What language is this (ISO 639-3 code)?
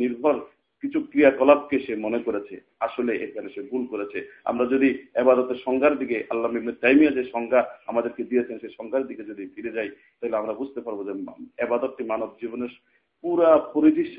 ben